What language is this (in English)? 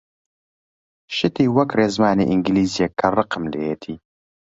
Central Kurdish